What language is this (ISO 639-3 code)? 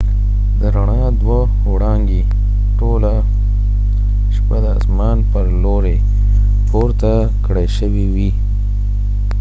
pus